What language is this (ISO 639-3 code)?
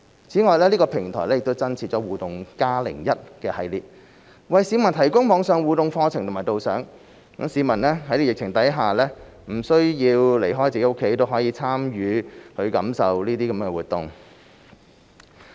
yue